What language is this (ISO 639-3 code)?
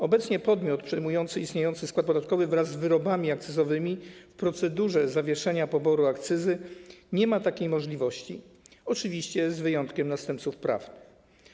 pol